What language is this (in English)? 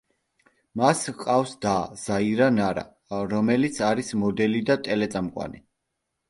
Georgian